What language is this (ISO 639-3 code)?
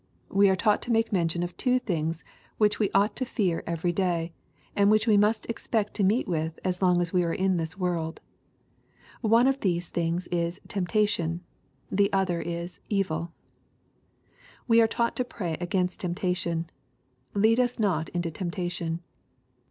eng